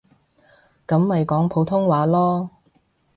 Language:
Cantonese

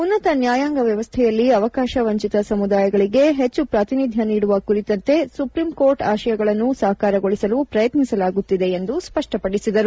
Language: Kannada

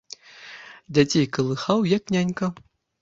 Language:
Belarusian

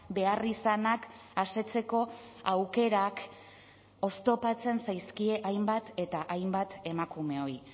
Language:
Basque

